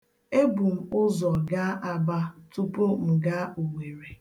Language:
Igbo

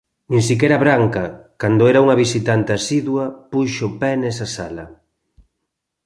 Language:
Galician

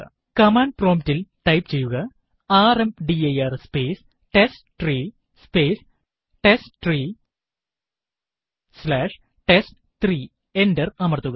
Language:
Malayalam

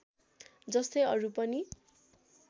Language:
Nepali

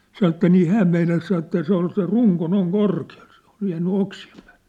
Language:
Finnish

